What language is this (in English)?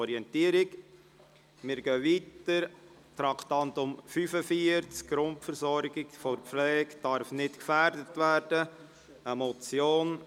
Swiss German